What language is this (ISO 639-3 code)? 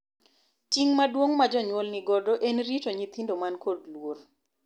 luo